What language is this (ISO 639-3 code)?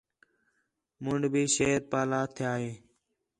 xhe